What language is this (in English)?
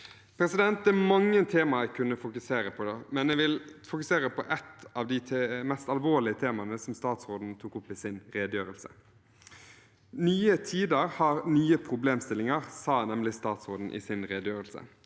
Norwegian